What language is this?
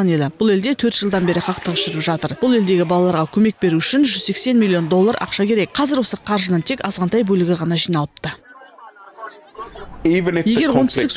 Russian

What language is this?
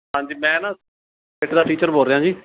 Punjabi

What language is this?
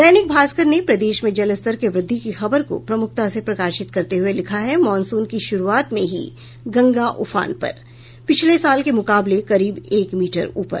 Hindi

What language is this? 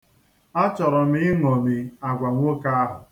Igbo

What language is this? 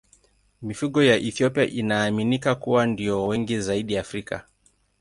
Swahili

